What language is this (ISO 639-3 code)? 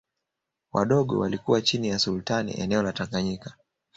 swa